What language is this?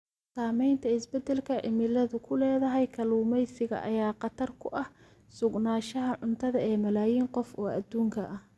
Somali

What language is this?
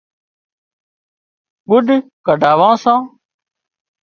Wadiyara Koli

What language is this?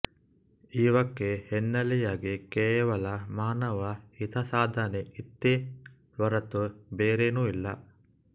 Kannada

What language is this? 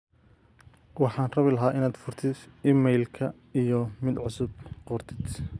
Somali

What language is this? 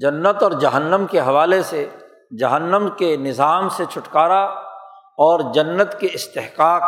Urdu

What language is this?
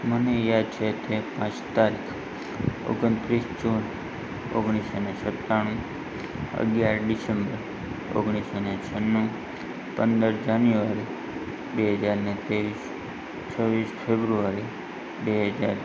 Gujarati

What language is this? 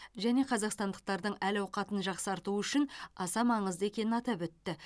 Kazakh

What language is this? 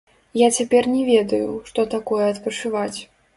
Belarusian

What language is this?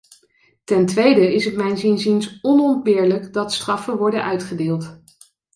Dutch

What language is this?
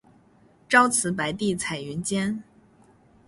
Chinese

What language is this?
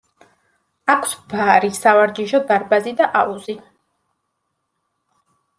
Georgian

